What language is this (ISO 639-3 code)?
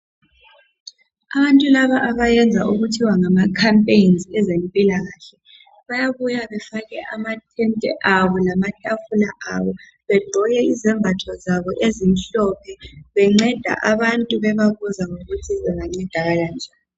nde